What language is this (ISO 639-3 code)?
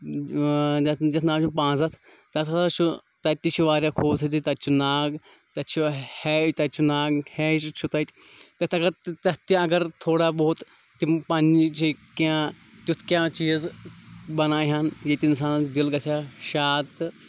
kas